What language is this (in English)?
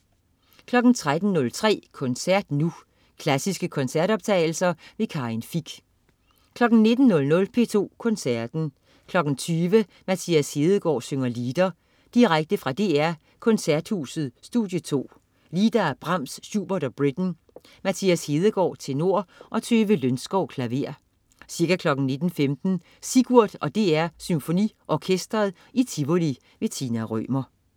Danish